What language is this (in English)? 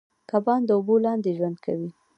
Pashto